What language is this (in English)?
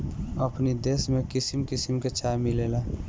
Bhojpuri